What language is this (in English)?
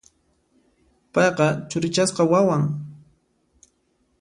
Puno Quechua